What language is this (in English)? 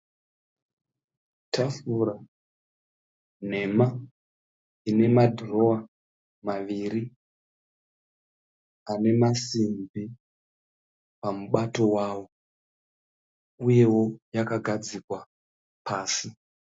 Shona